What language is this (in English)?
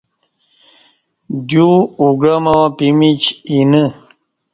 Kati